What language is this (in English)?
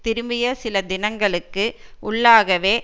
Tamil